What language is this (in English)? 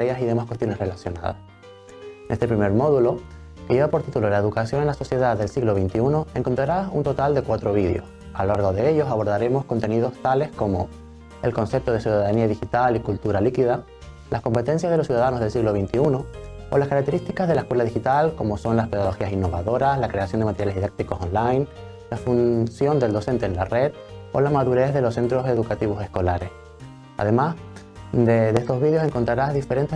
Spanish